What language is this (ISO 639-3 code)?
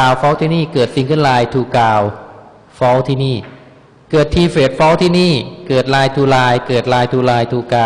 tha